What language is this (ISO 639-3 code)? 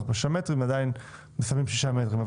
heb